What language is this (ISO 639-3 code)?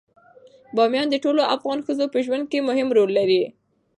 pus